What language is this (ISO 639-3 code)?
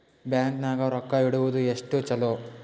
kan